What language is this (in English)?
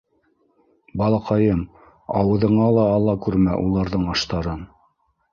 Bashkir